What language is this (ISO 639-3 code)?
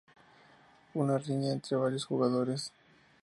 spa